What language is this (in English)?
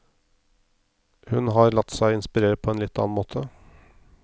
Norwegian